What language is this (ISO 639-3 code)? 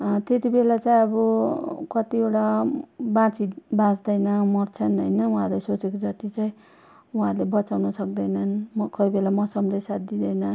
nep